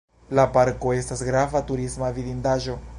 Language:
Esperanto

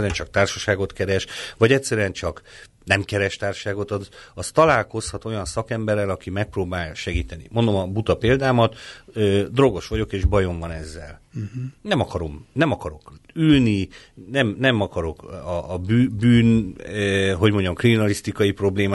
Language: Hungarian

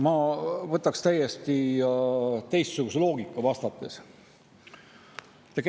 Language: Estonian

